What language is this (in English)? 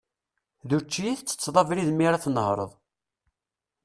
Kabyle